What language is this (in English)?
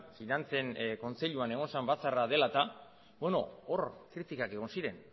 Basque